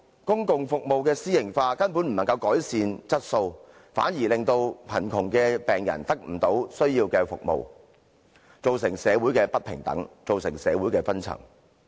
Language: Cantonese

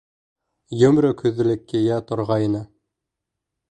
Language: Bashkir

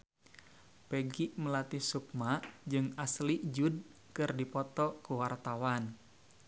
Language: Sundanese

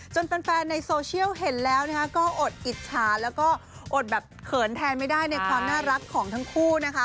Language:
Thai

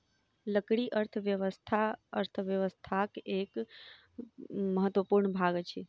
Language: Maithili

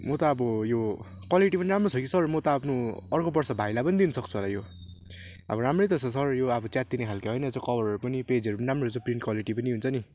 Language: Nepali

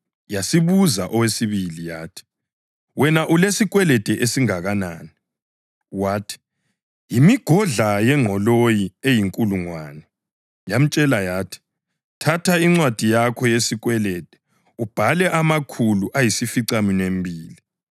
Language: North Ndebele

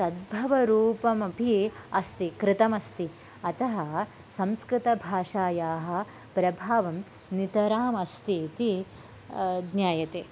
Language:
Sanskrit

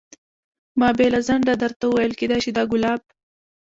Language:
Pashto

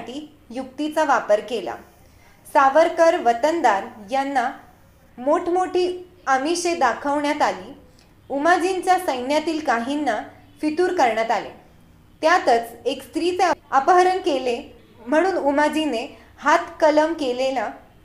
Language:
Marathi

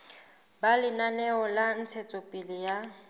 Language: Southern Sotho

